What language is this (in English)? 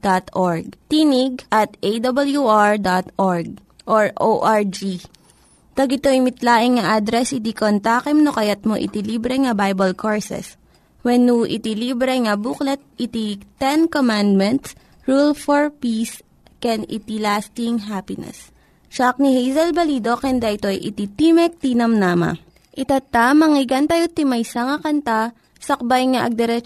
Filipino